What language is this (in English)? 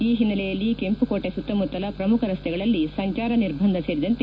Kannada